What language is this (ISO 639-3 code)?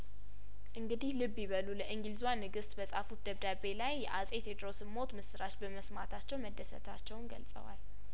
amh